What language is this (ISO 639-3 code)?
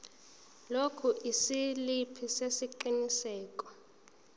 zul